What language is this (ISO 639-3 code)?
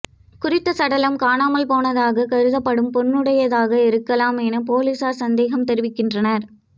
tam